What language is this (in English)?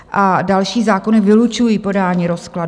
Czech